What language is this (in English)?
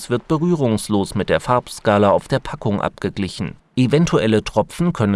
German